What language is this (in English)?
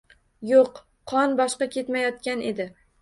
Uzbek